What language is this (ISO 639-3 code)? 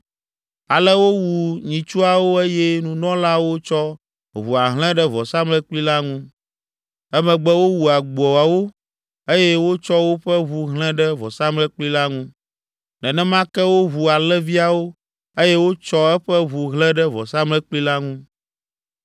ewe